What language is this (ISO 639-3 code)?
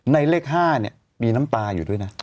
tha